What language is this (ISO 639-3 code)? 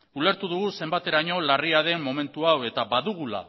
eus